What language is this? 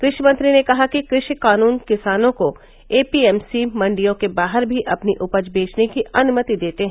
Hindi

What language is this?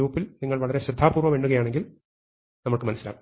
Malayalam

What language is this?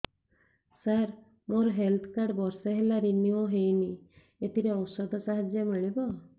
Odia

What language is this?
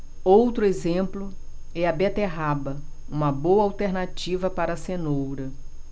Portuguese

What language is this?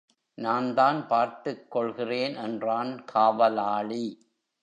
Tamil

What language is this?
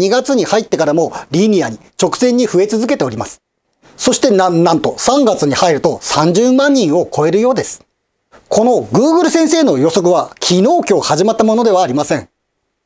Japanese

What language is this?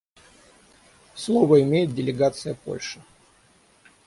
Russian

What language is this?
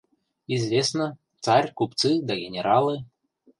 Mari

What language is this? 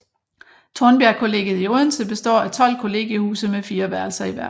Danish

